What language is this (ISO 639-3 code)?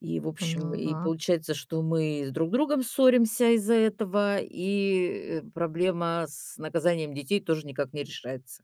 rus